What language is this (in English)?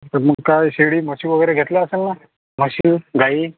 Marathi